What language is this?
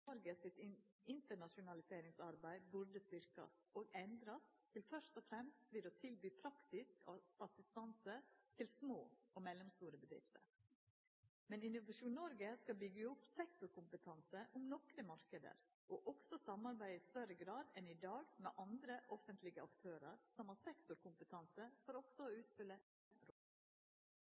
Norwegian Nynorsk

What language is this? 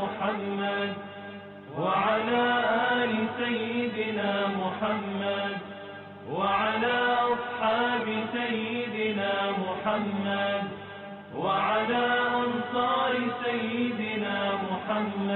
Arabic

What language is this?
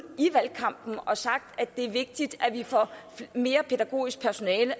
Danish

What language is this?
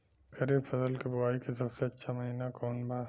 Bhojpuri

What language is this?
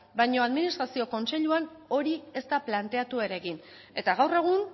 Basque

